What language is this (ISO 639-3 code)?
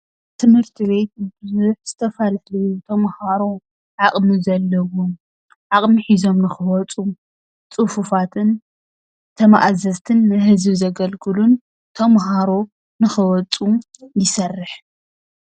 tir